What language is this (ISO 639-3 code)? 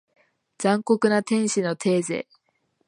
jpn